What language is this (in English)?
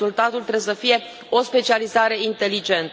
Romanian